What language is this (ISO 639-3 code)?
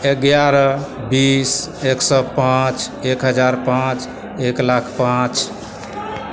mai